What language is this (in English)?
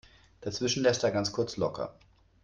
German